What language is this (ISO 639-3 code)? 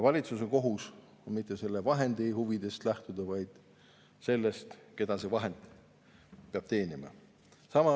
est